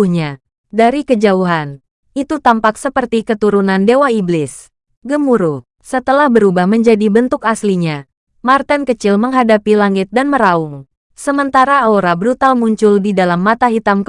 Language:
Indonesian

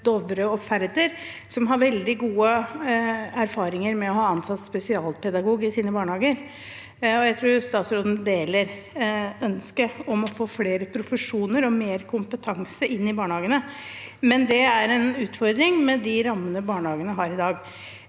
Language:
Norwegian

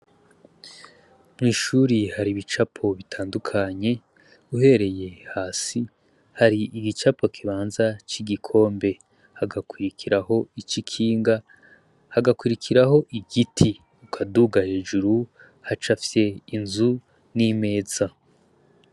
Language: Rundi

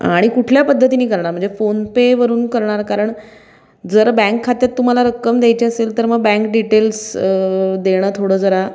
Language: Marathi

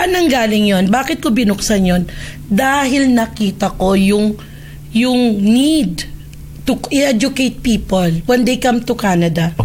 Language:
Filipino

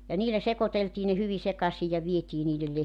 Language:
Finnish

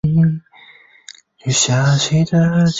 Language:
Chinese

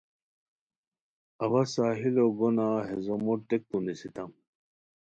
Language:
Khowar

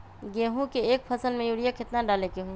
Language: Magahi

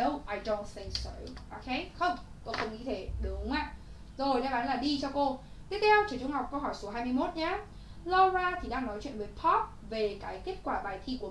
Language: Vietnamese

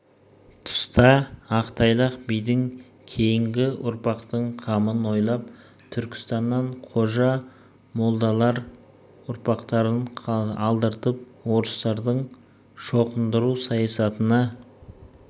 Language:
Kazakh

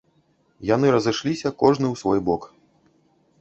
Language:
Belarusian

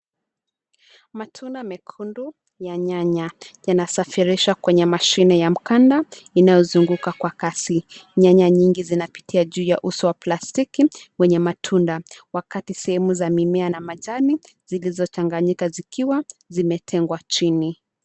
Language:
Swahili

